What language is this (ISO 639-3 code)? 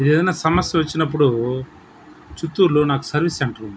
tel